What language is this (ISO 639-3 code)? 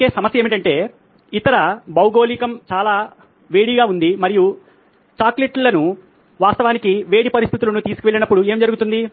tel